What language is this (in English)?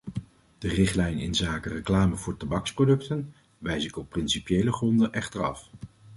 Dutch